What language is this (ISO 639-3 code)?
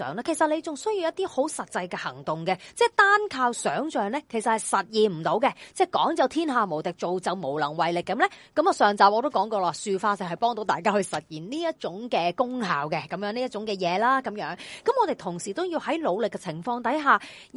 zho